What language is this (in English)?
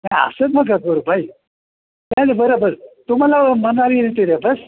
Marathi